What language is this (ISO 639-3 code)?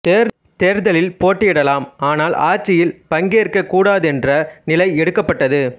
tam